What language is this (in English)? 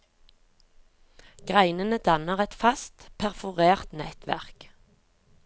Norwegian